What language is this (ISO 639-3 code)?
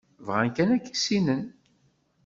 kab